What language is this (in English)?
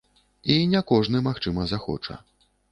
Belarusian